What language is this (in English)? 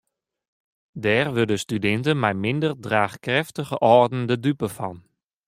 Western Frisian